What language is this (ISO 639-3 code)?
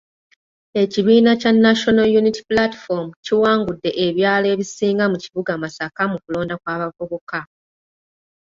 lug